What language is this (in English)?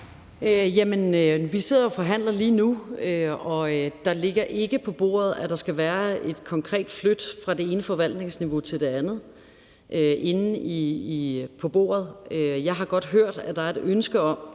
Danish